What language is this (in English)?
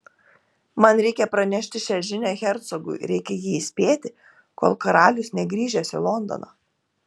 Lithuanian